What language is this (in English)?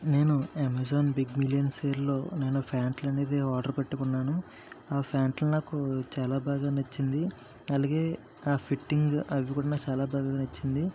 Telugu